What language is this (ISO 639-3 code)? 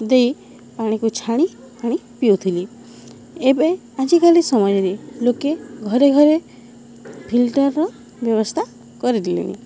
ori